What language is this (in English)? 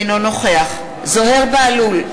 Hebrew